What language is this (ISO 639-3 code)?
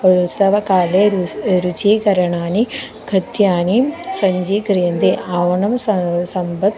san